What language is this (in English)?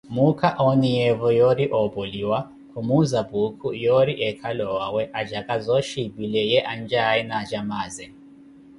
Koti